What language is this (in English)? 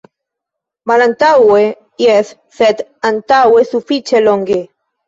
Esperanto